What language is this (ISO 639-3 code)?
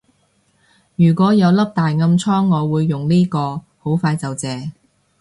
yue